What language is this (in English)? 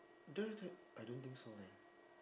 English